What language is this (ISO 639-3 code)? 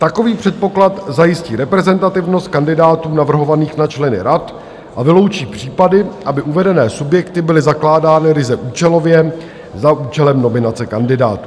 ces